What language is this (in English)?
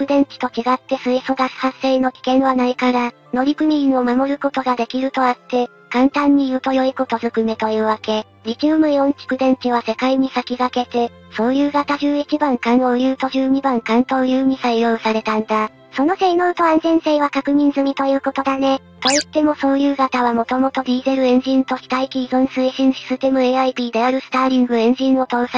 Japanese